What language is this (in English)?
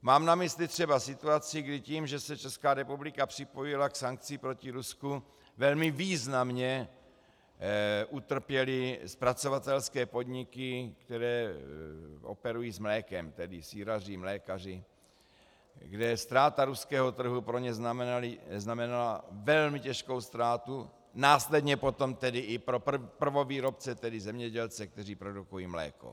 Czech